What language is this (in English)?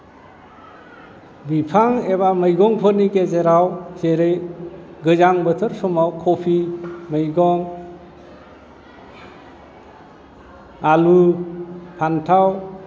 Bodo